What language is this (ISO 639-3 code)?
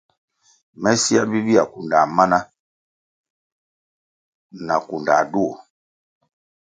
nmg